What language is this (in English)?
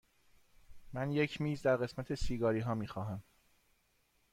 Persian